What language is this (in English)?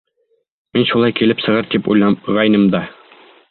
Bashkir